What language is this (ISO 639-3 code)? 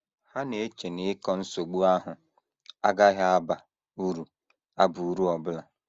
ibo